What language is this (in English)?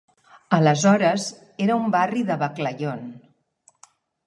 Catalan